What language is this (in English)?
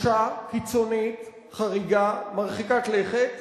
Hebrew